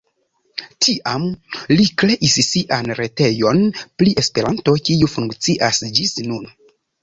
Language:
Esperanto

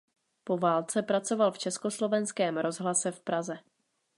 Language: Czech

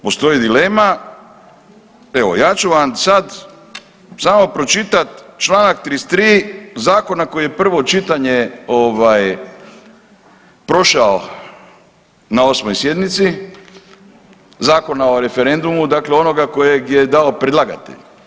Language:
Croatian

